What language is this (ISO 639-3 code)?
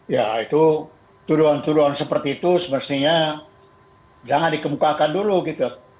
ind